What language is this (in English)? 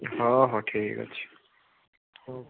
Odia